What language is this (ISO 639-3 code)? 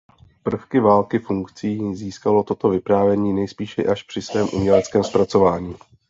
ces